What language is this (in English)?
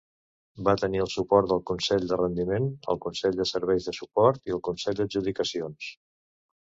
Catalan